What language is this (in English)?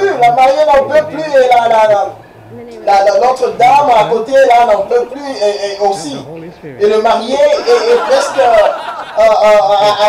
French